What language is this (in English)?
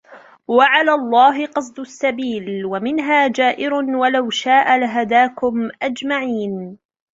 Arabic